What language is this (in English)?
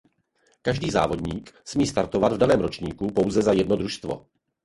Czech